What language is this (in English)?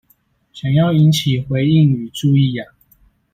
Chinese